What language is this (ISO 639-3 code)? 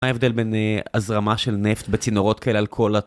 heb